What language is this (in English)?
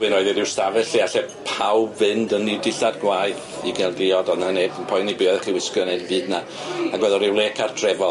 Welsh